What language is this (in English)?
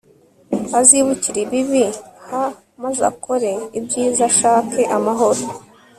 Kinyarwanda